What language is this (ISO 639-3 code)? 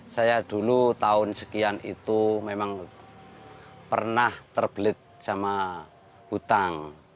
ind